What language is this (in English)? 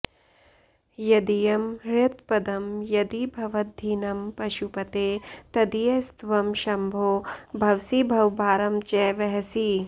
Sanskrit